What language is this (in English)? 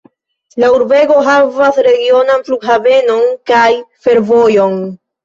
Esperanto